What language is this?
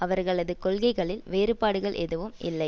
Tamil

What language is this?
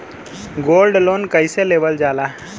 Bhojpuri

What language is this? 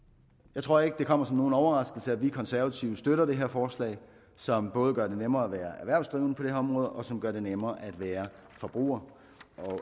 Danish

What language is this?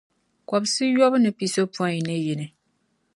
Dagbani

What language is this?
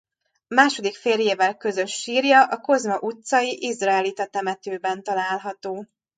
Hungarian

